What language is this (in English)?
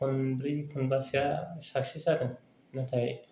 Bodo